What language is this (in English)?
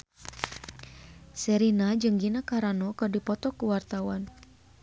Sundanese